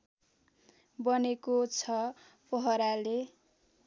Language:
Nepali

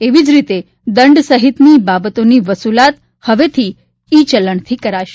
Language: Gujarati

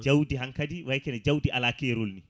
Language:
Fula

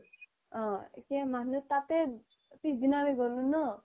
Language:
Assamese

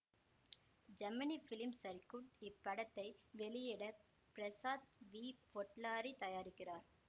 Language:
Tamil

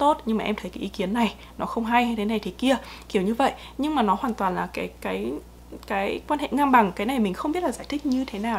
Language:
Vietnamese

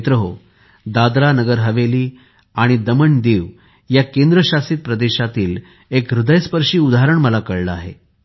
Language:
Marathi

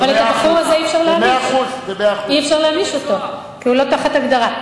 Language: Hebrew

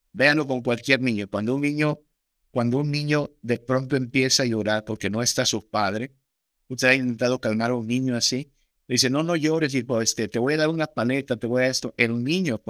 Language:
Spanish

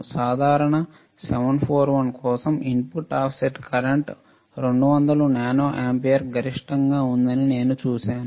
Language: Telugu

